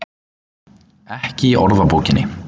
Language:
Icelandic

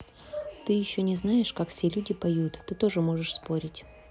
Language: Russian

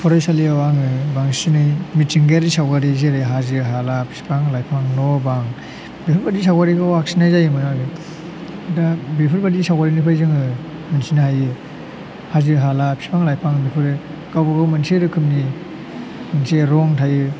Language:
Bodo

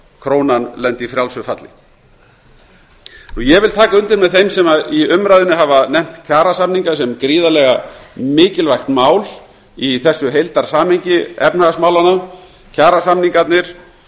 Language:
Icelandic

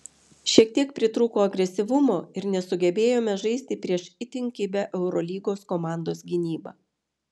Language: Lithuanian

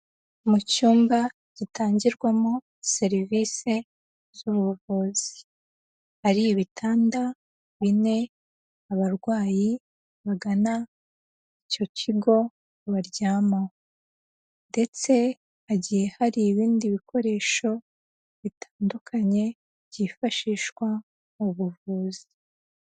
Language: Kinyarwanda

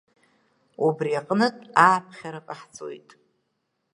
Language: Abkhazian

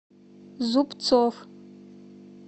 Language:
Russian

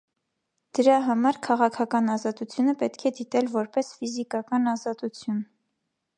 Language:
Armenian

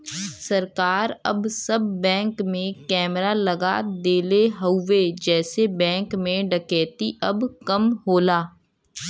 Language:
Bhojpuri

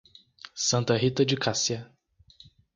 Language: Portuguese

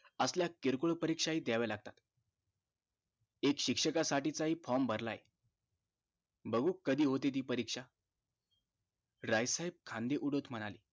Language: Marathi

